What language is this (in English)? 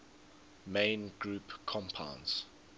English